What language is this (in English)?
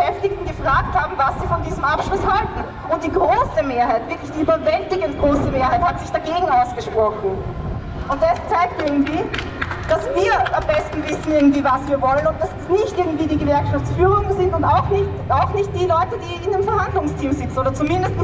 German